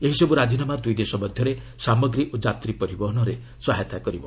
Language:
Odia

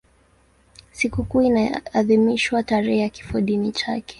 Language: Swahili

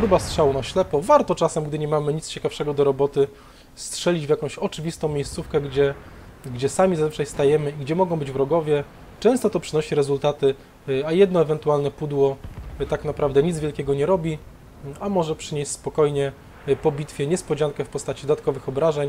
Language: Polish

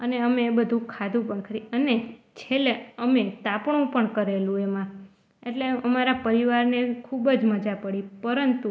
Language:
Gujarati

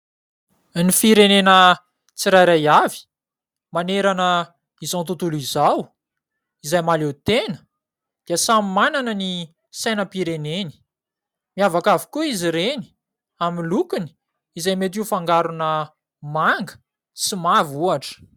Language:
Malagasy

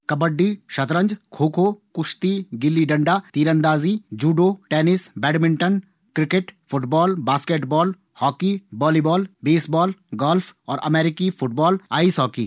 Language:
Garhwali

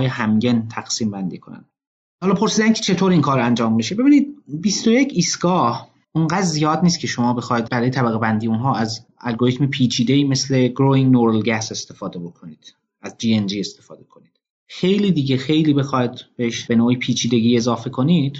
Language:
Persian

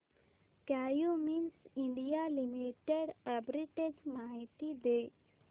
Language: Marathi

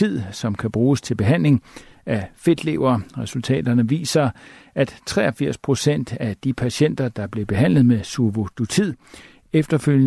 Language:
Danish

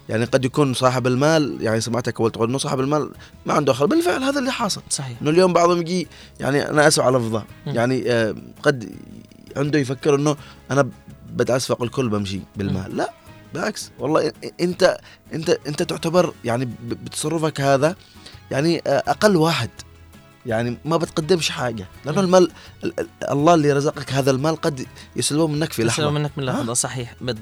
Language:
Arabic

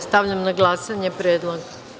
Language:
Serbian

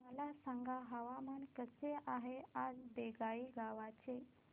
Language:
Marathi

